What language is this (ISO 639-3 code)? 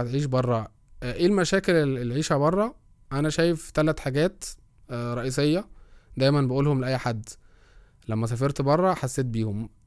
ara